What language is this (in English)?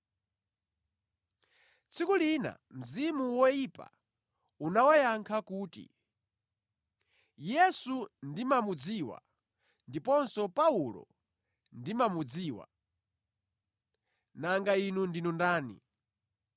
Nyanja